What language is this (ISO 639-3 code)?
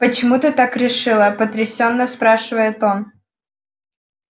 rus